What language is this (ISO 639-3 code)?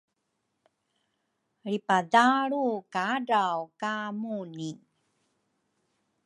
dru